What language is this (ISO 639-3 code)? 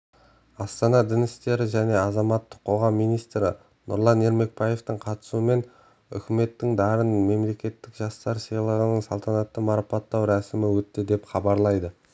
kaz